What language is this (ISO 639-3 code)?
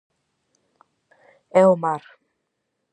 glg